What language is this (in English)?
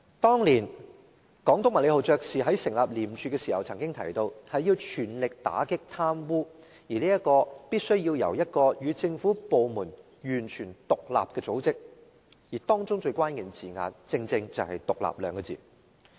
Cantonese